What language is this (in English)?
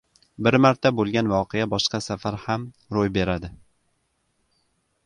Uzbek